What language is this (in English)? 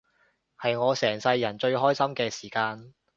Cantonese